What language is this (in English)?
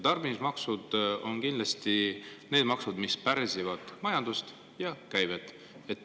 Estonian